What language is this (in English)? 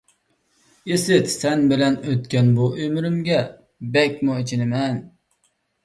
Uyghur